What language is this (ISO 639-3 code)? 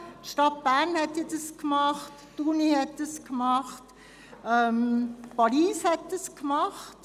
gsw